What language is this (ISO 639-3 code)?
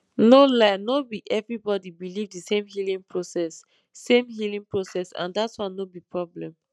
pcm